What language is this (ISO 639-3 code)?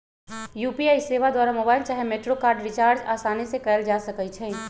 mag